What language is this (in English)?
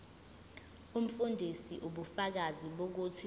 Zulu